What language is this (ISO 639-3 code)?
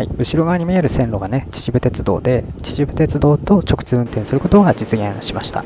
jpn